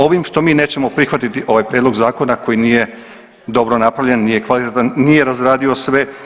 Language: Croatian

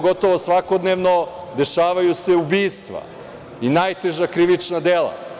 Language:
Serbian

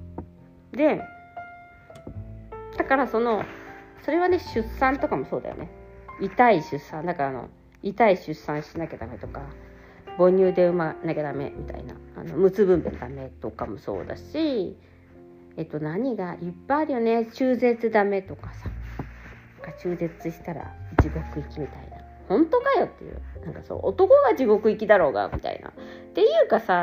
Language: Japanese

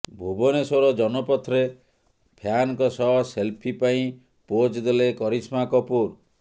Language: Odia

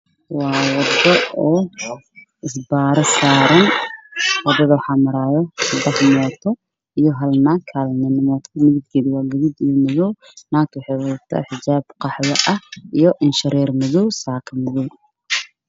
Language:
Somali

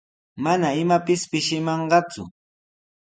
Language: Sihuas Ancash Quechua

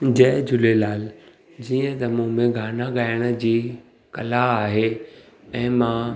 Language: Sindhi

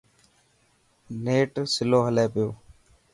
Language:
Dhatki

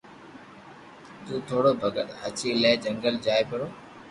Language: Loarki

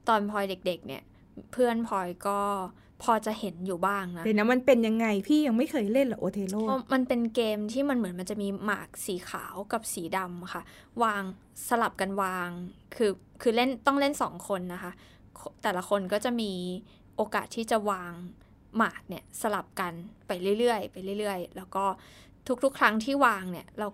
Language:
Thai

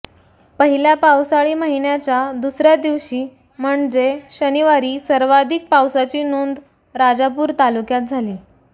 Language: Marathi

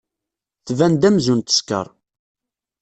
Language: Kabyle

